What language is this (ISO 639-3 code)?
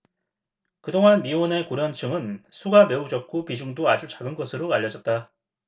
kor